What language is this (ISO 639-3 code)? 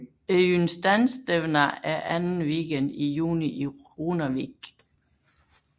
dan